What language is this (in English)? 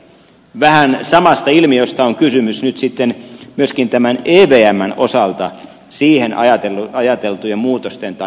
Finnish